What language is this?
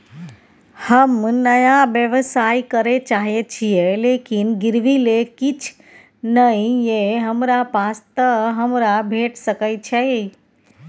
Maithili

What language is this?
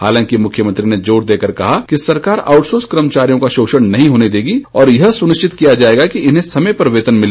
Hindi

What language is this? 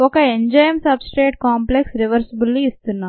Telugu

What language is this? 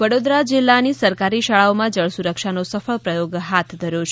Gujarati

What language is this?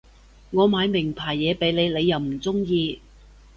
Cantonese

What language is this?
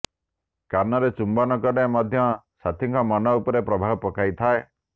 Odia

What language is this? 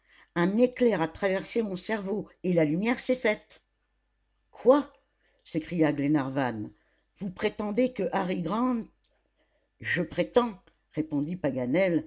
French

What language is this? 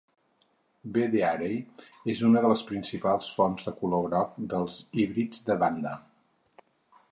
Catalan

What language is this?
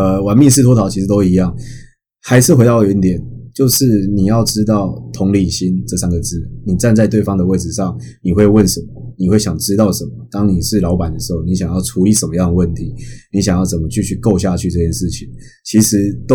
Chinese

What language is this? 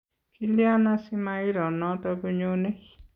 Kalenjin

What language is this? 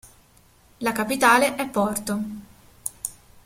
Italian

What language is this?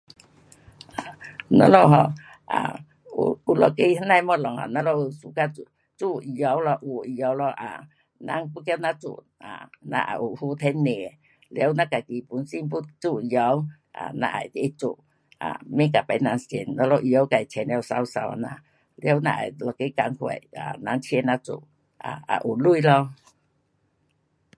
Pu-Xian Chinese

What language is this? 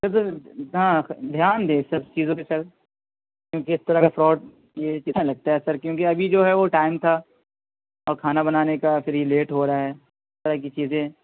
Urdu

